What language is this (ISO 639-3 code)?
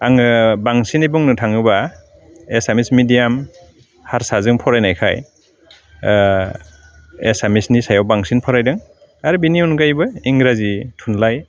brx